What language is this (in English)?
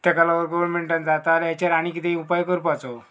Konkani